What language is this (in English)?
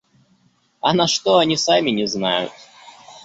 Russian